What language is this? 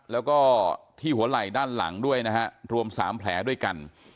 Thai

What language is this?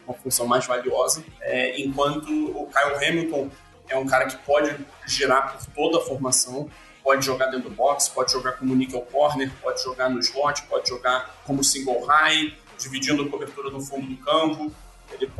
Portuguese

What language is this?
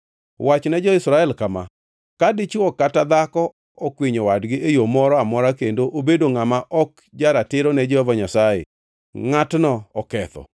Luo (Kenya and Tanzania)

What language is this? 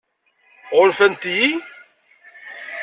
Kabyle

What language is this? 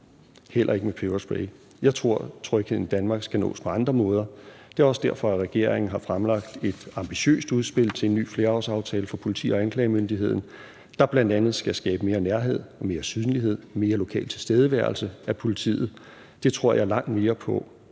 Danish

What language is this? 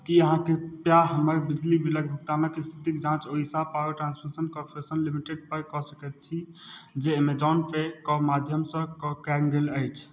Maithili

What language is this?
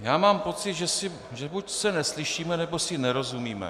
Czech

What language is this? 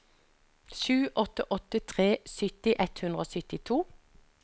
Norwegian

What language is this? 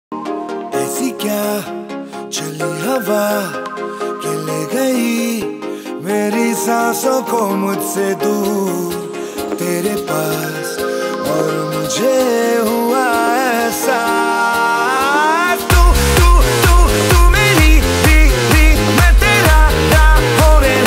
Dutch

